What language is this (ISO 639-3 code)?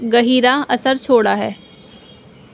urd